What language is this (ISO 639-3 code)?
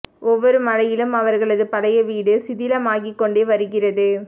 tam